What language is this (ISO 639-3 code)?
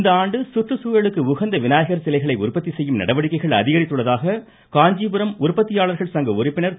tam